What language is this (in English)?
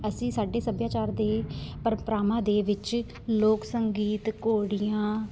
Punjabi